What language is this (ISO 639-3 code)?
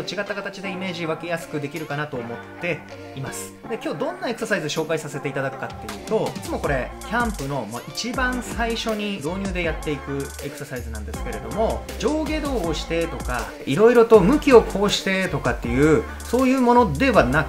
jpn